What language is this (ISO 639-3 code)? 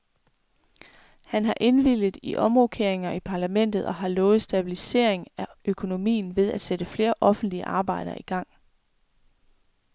dan